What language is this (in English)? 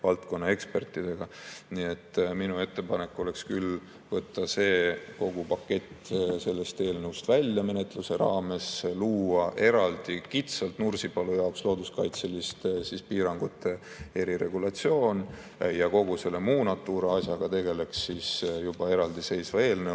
Estonian